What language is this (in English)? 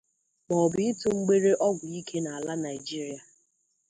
Igbo